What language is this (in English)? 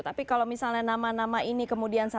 Indonesian